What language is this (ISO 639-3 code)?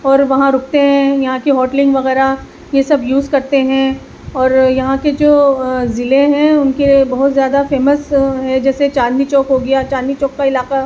urd